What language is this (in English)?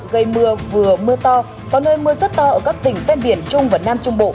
Vietnamese